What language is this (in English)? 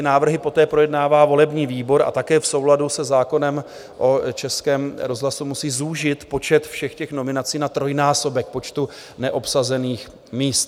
Czech